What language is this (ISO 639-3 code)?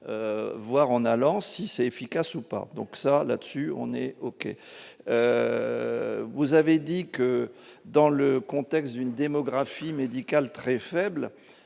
fra